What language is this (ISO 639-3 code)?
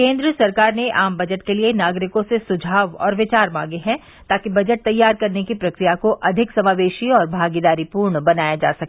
hin